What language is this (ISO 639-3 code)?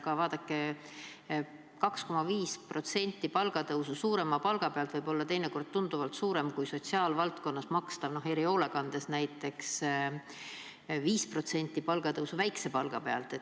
est